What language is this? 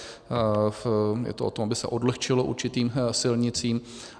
Czech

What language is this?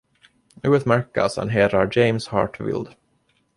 Swedish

